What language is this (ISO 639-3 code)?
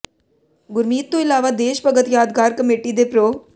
pan